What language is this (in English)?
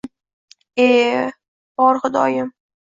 Uzbek